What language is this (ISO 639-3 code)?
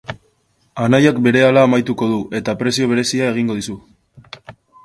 eus